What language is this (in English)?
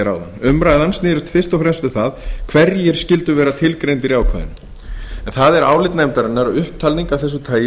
Icelandic